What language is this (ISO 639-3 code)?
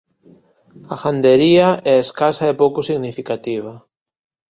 glg